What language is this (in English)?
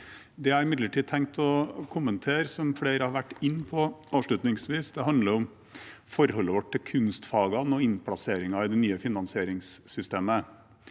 Norwegian